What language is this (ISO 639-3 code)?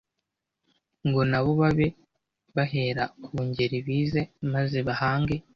kin